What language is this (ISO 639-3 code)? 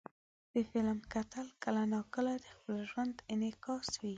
pus